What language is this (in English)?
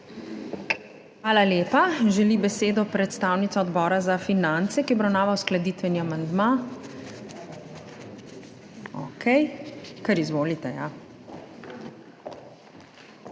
Slovenian